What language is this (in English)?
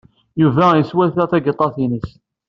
Kabyle